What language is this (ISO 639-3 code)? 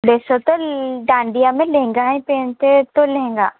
hin